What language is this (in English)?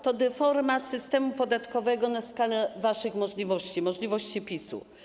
Polish